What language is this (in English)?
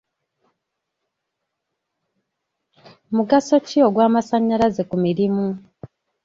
Ganda